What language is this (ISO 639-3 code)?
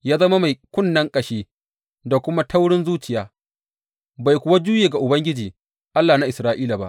hau